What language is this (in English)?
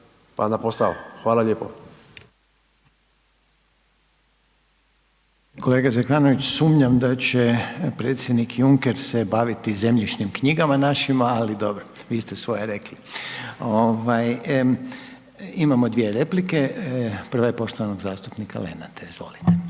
Croatian